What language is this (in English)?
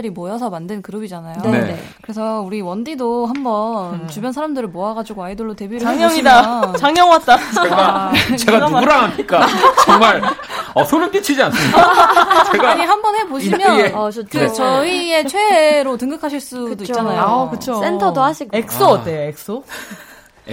Korean